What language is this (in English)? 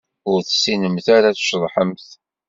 Kabyle